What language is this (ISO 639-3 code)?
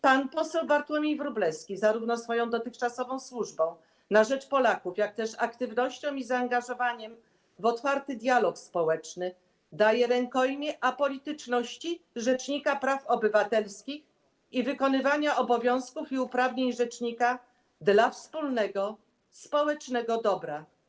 pol